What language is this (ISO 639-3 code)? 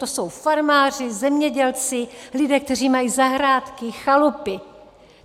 ces